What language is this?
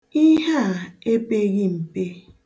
Igbo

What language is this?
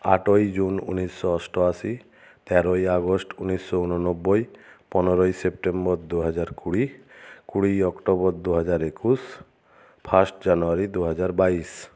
Bangla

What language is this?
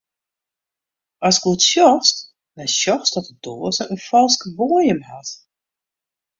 Western Frisian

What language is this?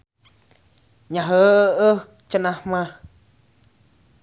Sundanese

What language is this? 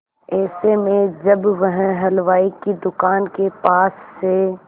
Hindi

